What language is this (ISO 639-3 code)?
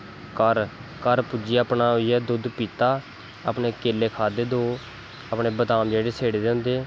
doi